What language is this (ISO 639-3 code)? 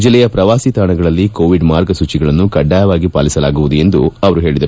kan